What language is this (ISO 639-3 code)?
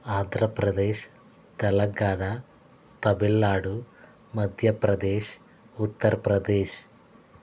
tel